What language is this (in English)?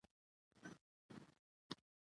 Pashto